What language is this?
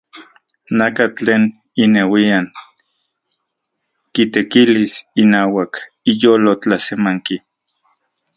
Central Puebla Nahuatl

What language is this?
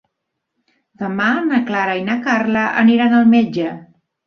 Catalan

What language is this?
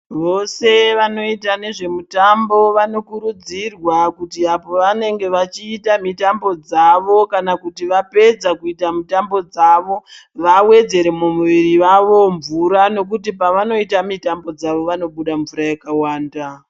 Ndau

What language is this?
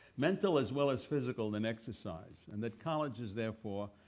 English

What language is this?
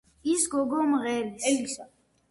Georgian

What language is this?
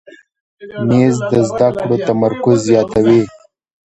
Pashto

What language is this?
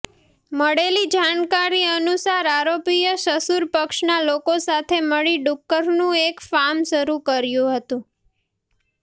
Gujarati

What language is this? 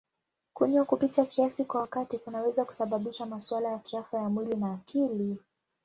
Swahili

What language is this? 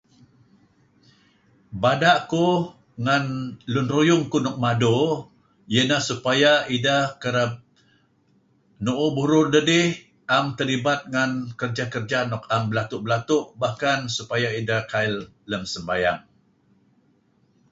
Kelabit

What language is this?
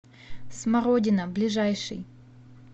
Russian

